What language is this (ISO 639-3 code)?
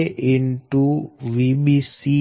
guj